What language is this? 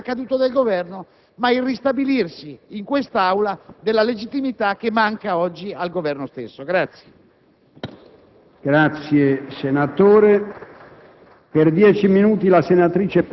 Italian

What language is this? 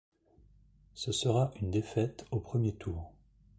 French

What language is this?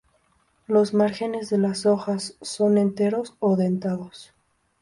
Spanish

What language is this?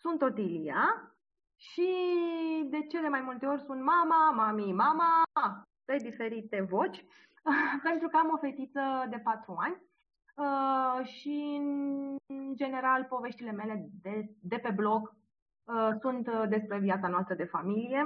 Romanian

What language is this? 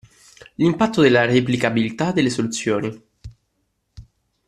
Italian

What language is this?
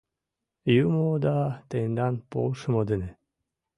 Mari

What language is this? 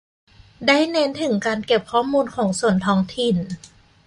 Thai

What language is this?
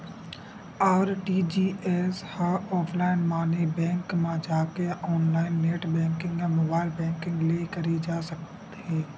Chhattisgarhi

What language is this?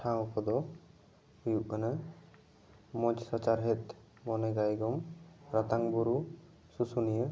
Santali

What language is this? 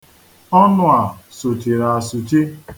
Igbo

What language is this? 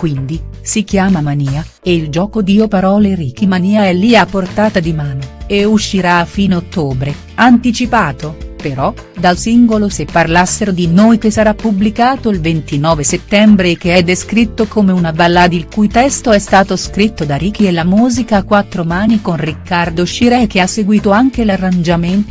Italian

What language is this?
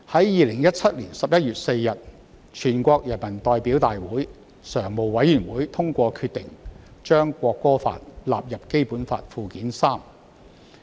Cantonese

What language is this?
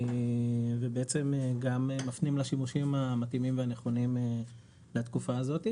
Hebrew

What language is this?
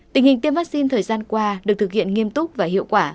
Vietnamese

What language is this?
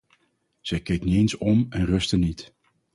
Dutch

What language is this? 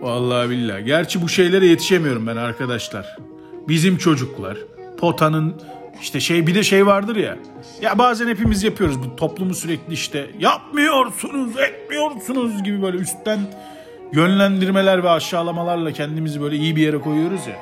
Turkish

